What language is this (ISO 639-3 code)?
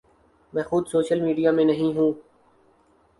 urd